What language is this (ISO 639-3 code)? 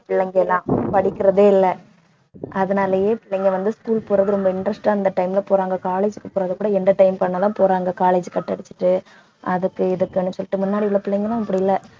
tam